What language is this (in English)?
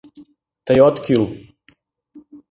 Mari